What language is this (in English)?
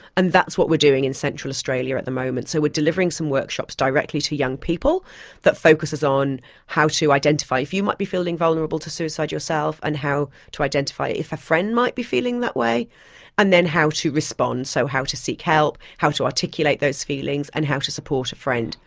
English